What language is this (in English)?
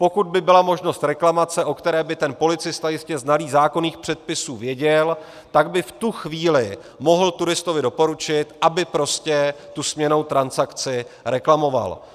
Czech